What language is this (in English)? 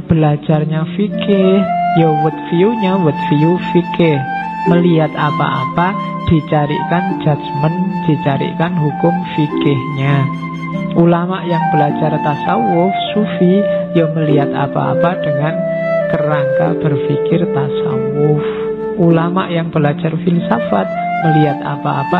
Indonesian